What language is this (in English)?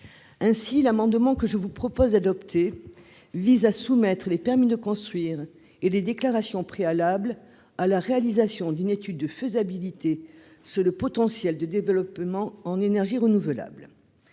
French